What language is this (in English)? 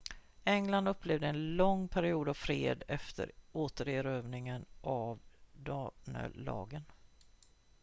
Swedish